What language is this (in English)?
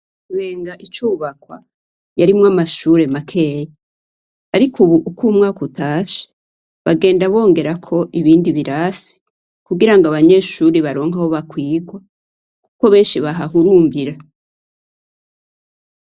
Rundi